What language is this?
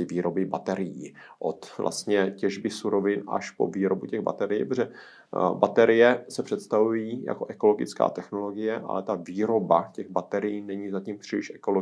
Czech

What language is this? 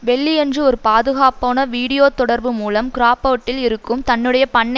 Tamil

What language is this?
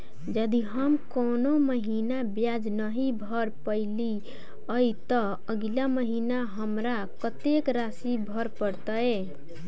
Maithili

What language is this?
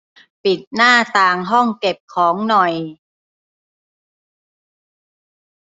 Thai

